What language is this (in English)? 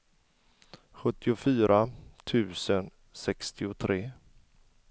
Swedish